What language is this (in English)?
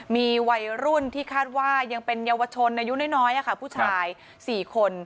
Thai